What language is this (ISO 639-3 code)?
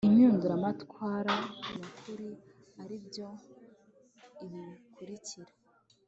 kin